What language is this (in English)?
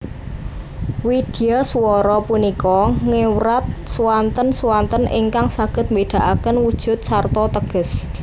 Javanese